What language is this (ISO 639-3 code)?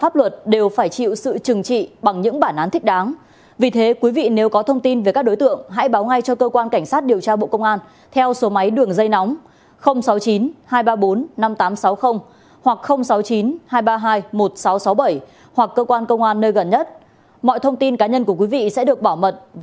vie